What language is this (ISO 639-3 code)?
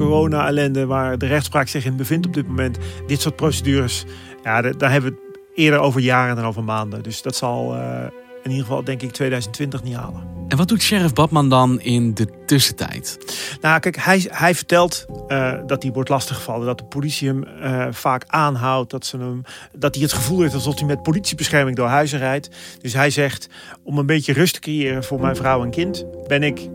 nld